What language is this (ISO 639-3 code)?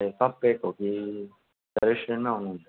nep